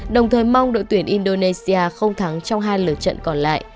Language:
Vietnamese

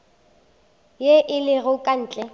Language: Northern Sotho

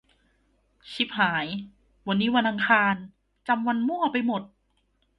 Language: Thai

